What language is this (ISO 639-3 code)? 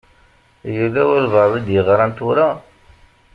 kab